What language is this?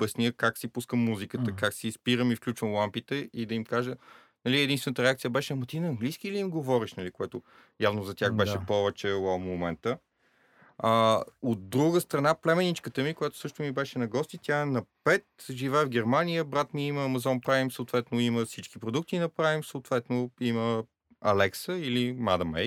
Bulgarian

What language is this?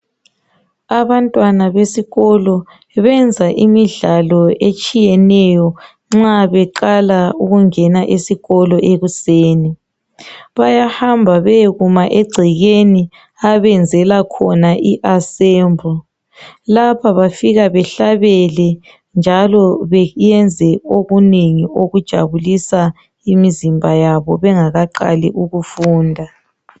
North Ndebele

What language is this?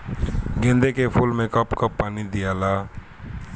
Bhojpuri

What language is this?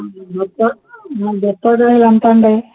Telugu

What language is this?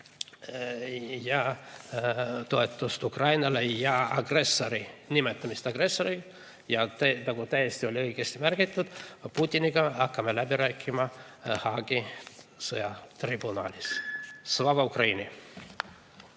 Estonian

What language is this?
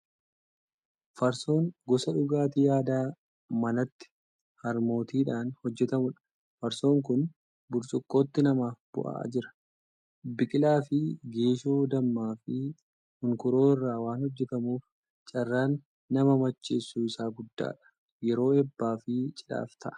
Oromo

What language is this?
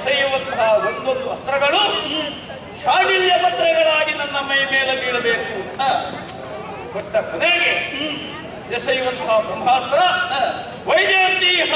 Arabic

